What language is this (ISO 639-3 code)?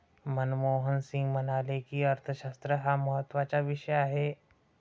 mar